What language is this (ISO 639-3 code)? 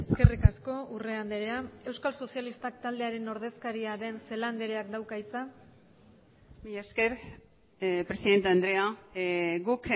eus